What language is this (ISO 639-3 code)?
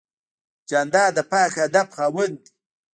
pus